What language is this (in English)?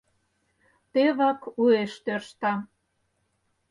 Mari